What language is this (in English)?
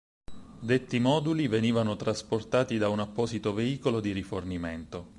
Italian